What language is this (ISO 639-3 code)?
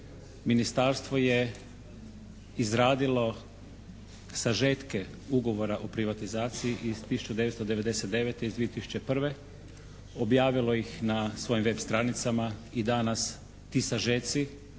hrv